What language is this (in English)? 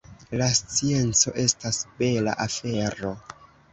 Esperanto